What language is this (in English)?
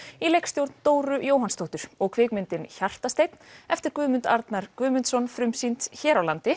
Icelandic